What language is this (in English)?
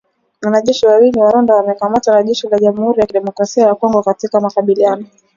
Swahili